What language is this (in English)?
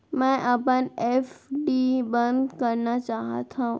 Chhattisgarhi